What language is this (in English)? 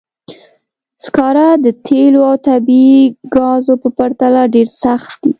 Pashto